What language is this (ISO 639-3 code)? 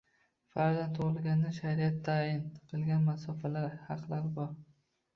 uzb